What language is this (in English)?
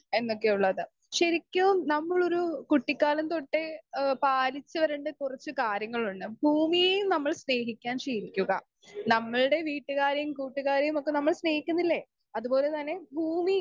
Malayalam